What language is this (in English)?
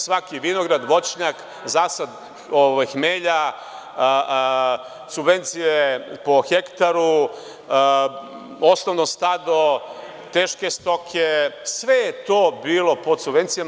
Serbian